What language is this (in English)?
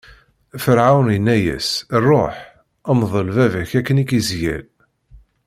Kabyle